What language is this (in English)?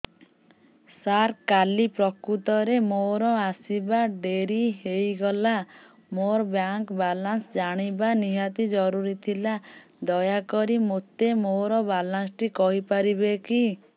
Odia